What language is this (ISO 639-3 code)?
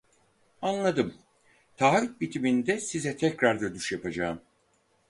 tur